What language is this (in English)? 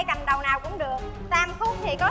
Vietnamese